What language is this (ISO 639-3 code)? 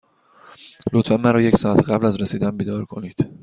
fas